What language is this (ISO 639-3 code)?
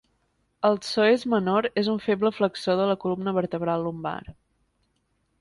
cat